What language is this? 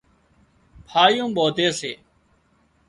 Wadiyara Koli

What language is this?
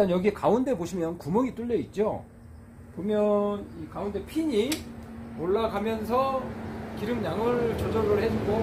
Korean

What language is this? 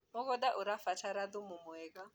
Kikuyu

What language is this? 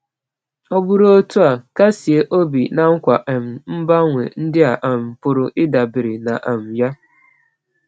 Igbo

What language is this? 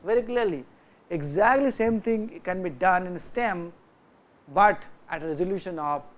English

